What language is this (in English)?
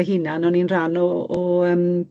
Welsh